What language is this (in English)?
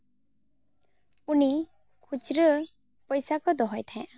Santali